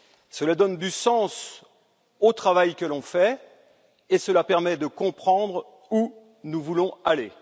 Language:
French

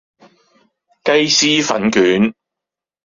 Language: Cantonese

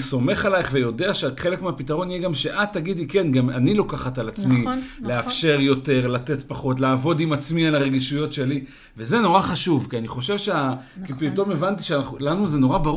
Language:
Hebrew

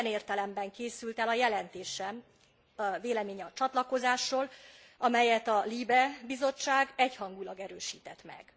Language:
Hungarian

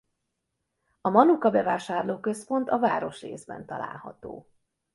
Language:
Hungarian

